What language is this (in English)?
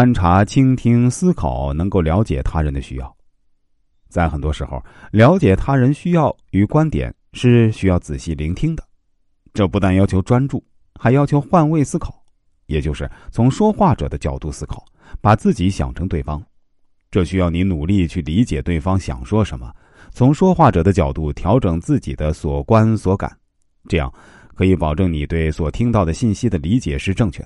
Chinese